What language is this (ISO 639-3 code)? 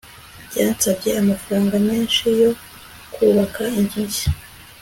kin